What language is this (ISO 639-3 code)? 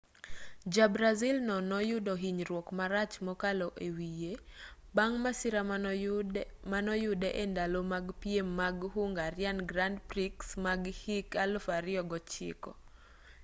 luo